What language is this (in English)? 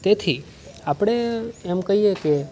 Gujarati